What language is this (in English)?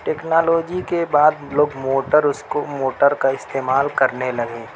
Urdu